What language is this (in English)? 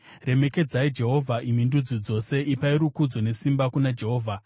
Shona